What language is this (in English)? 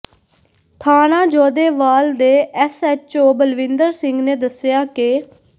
Punjabi